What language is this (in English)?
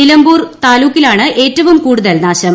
Malayalam